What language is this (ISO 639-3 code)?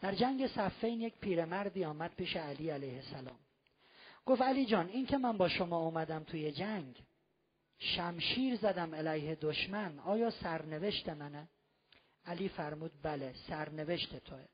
fas